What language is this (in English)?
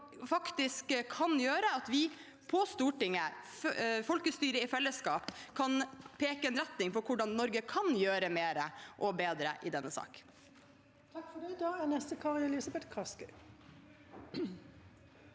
Norwegian